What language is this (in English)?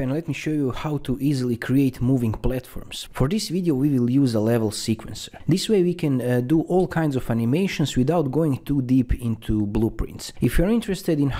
English